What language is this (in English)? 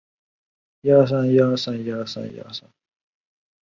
Chinese